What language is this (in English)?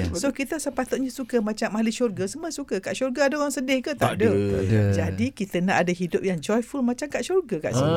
Malay